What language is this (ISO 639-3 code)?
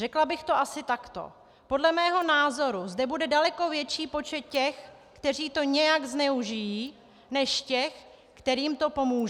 ces